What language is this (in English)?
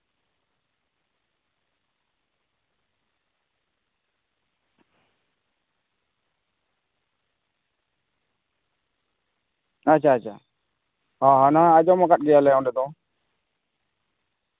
Santali